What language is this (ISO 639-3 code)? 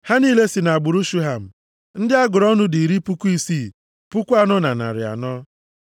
ibo